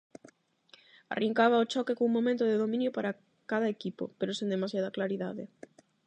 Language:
Galician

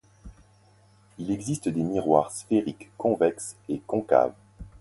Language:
French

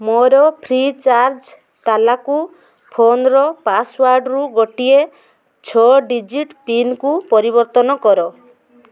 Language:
Odia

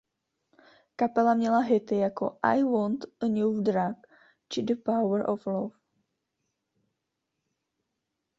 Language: Czech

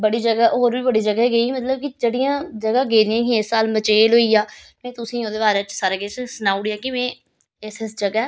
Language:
Dogri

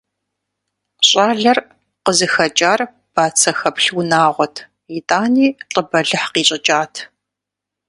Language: Kabardian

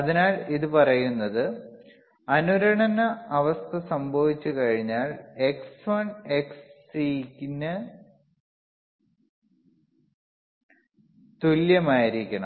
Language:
Malayalam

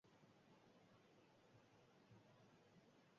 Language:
Basque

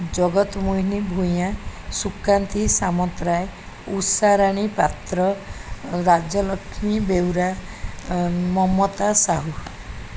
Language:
Odia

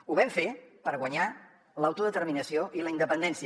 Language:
Catalan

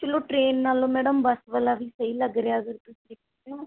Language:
Punjabi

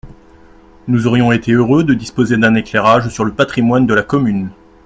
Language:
French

